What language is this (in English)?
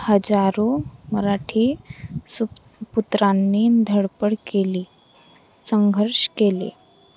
Marathi